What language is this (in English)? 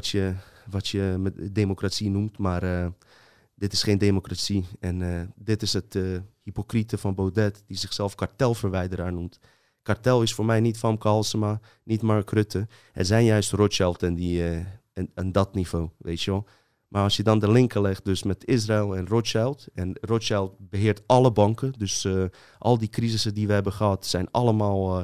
Dutch